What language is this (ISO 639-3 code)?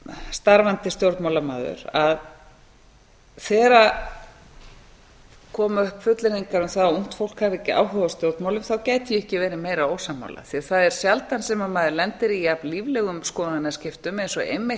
isl